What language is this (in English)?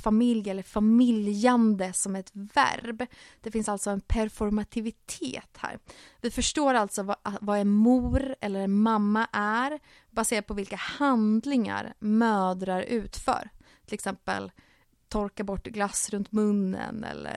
Swedish